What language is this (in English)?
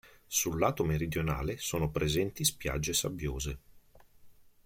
Italian